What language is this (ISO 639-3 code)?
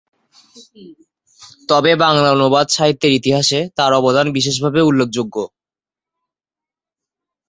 ben